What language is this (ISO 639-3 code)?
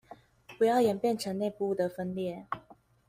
zho